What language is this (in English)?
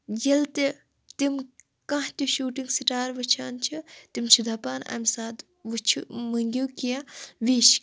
Kashmiri